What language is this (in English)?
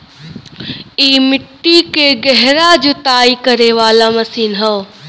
Bhojpuri